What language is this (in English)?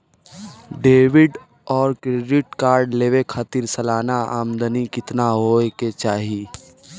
Bhojpuri